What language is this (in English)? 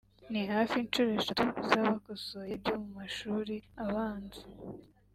Kinyarwanda